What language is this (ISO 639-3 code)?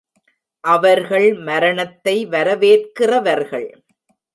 tam